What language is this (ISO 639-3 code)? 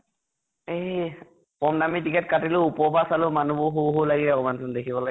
asm